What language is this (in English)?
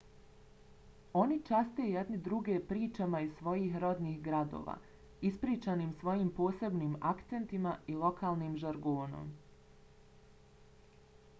Bosnian